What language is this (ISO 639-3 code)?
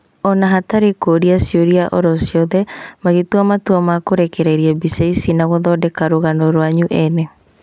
kik